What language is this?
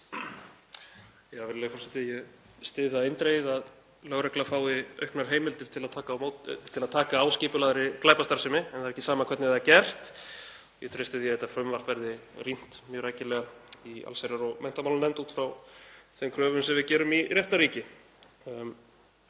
Icelandic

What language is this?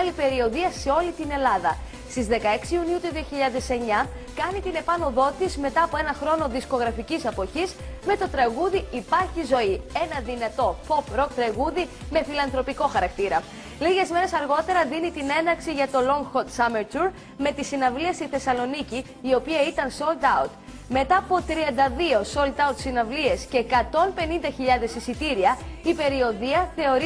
Greek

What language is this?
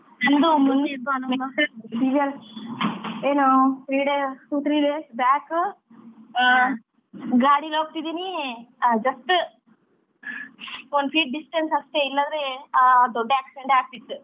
Kannada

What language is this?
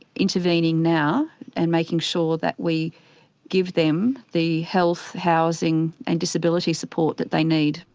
English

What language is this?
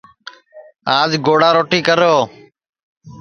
Sansi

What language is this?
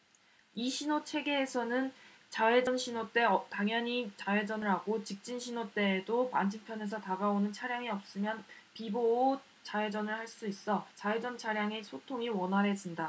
Korean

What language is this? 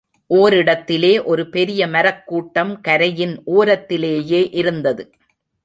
Tamil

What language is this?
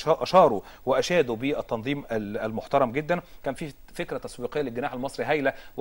Arabic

